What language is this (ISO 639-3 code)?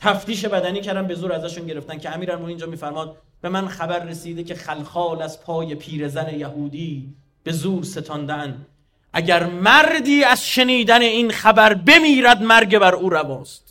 fas